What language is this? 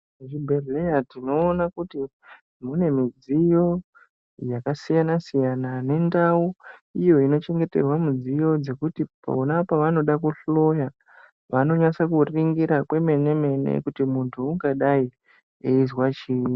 Ndau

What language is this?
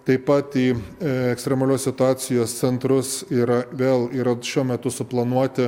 Lithuanian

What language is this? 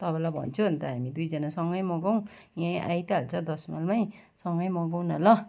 Nepali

